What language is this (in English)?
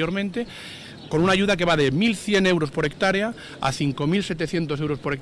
Spanish